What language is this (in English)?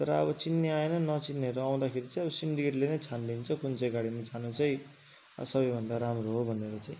Nepali